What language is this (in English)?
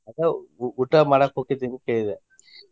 Kannada